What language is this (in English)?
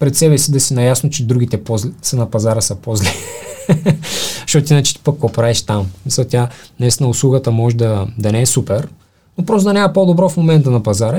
Bulgarian